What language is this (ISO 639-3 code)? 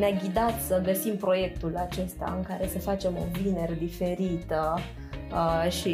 ron